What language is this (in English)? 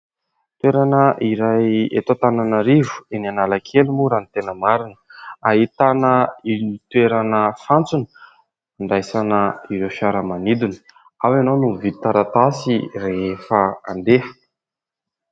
Malagasy